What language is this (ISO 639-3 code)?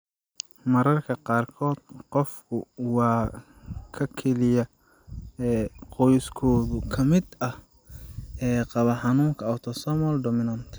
som